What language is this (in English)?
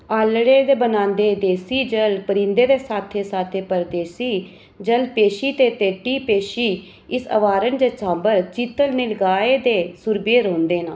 Dogri